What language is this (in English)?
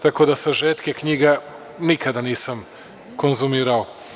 Serbian